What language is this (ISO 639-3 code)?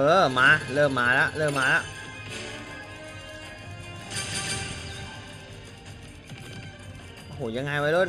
tha